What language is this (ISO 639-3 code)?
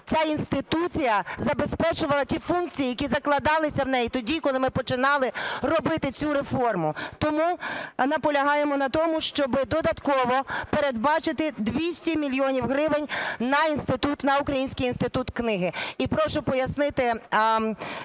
ukr